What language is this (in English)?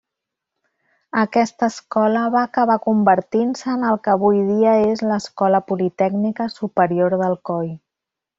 Catalan